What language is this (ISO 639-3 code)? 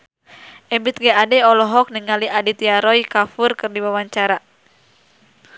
sun